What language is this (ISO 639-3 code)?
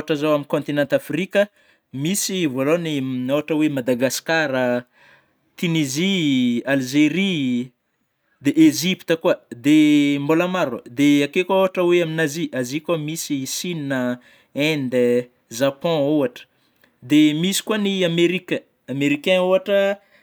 bmm